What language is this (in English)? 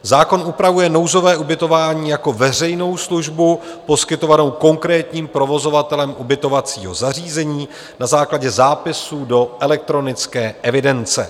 Czech